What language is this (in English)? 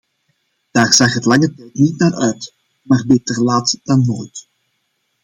Dutch